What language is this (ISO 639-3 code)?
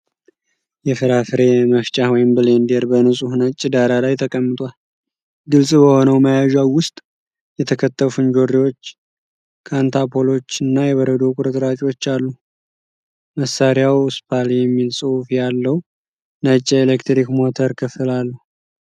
amh